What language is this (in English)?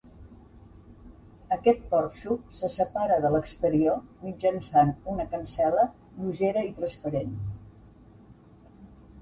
Catalan